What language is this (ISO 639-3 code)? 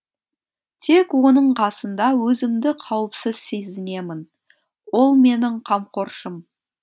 kaz